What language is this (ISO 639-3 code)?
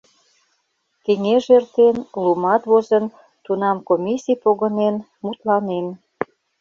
chm